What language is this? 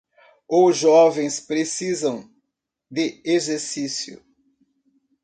Portuguese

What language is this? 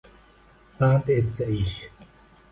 Uzbek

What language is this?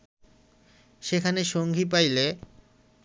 Bangla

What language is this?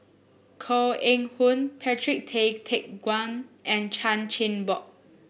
English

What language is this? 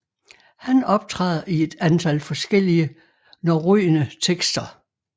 Danish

